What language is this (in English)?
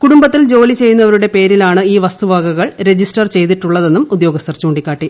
Malayalam